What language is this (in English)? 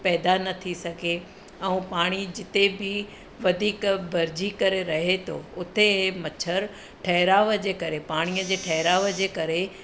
Sindhi